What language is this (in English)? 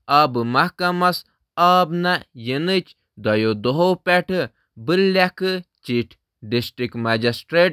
Kashmiri